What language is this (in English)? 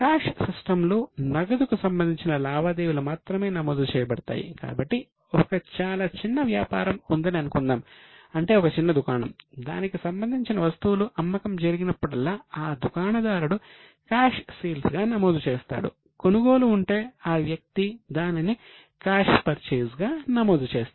Telugu